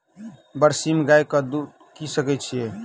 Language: Maithili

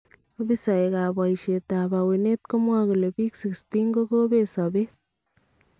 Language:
Kalenjin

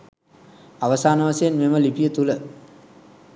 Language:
Sinhala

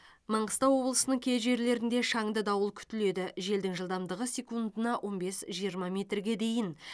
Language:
Kazakh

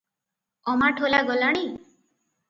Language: Odia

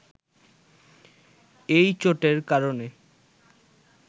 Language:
Bangla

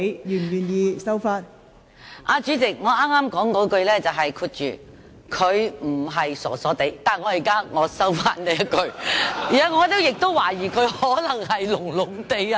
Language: Cantonese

